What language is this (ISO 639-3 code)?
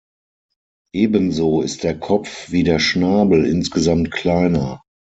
deu